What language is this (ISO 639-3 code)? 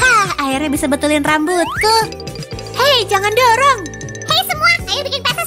ind